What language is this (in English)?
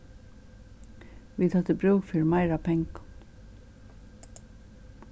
Faroese